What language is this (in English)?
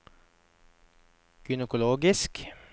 Norwegian